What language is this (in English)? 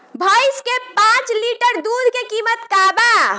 Bhojpuri